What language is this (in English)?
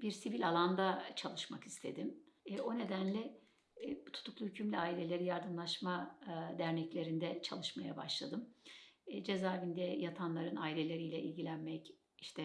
Turkish